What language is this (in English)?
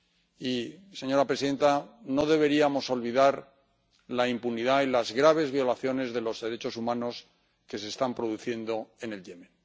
Spanish